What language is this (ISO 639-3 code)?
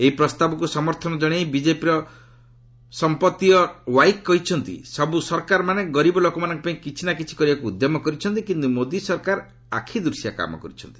ori